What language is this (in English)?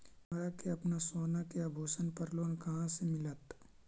Magahi